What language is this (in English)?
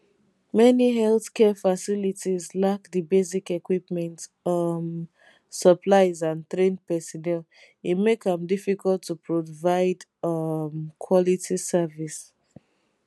Nigerian Pidgin